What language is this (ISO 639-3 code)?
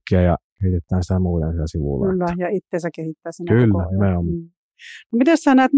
fin